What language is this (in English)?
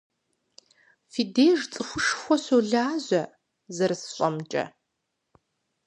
Kabardian